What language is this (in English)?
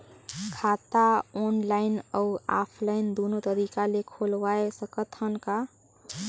Chhattisgarhi